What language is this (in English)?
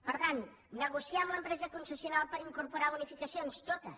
Catalan